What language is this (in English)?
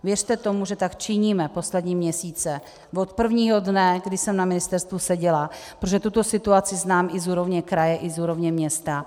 Czech